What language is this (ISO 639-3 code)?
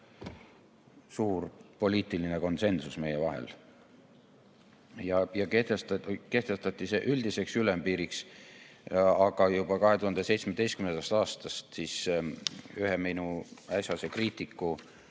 est